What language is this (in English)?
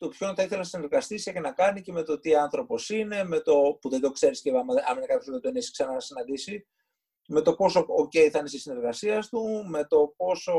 Greek